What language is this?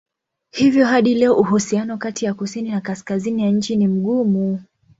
Swahili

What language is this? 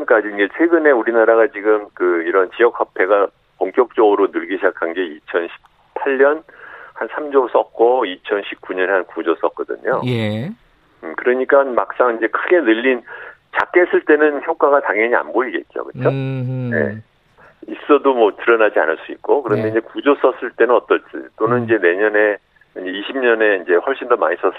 Korean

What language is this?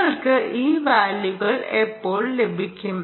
Malayalam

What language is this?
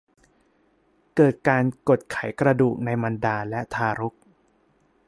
Thai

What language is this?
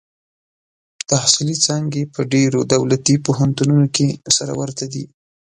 Pashto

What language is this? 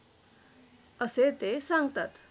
Marathi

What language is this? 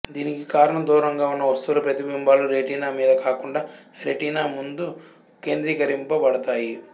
Telugu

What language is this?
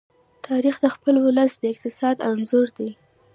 Pashto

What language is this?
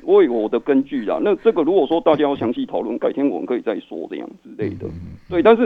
Chinese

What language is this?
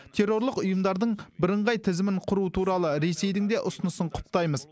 Kazakh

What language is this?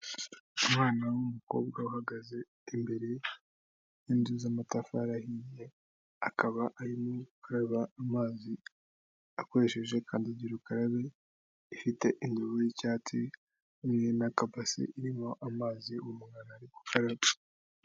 Kinyarwanda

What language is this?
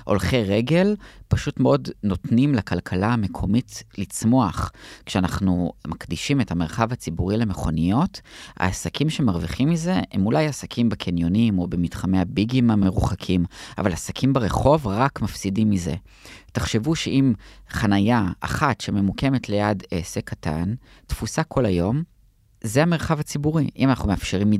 Hebrew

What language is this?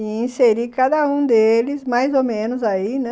Portuguese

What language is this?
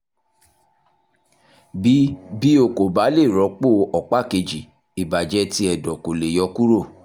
Yoruba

